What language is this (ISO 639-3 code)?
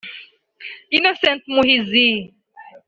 kin